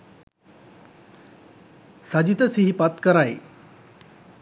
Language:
Sinhala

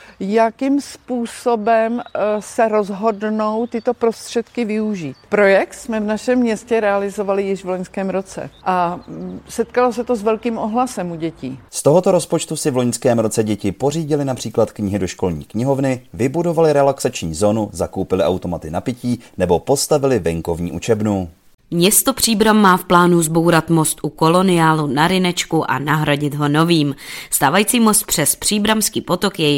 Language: Czech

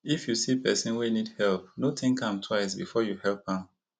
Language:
Nigerian Pidgin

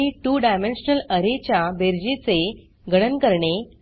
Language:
Marathi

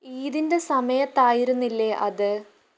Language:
Malayalam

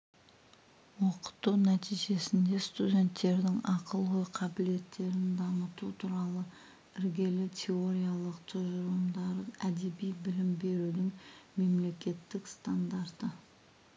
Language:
Kazakh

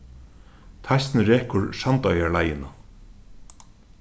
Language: Faroese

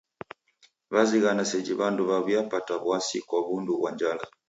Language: Taita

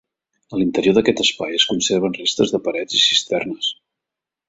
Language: Catalan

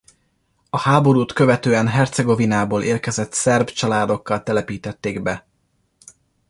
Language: Hungarian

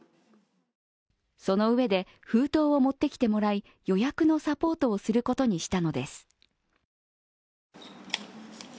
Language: Japanese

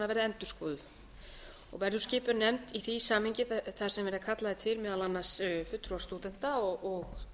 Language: Icelandic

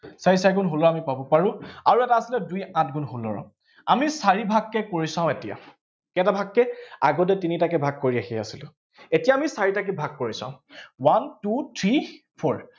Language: Assamese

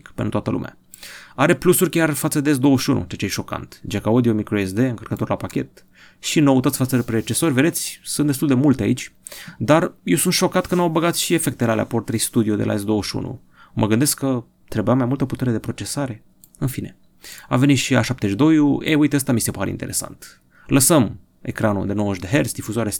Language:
Romanian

